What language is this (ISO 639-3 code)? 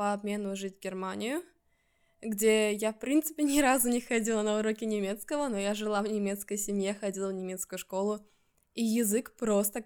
rus